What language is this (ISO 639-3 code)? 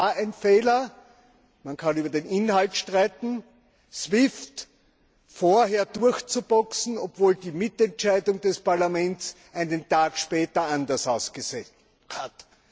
deu